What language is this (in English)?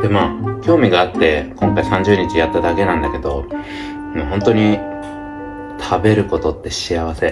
Japanese